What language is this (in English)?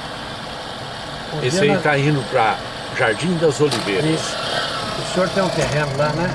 Portuguese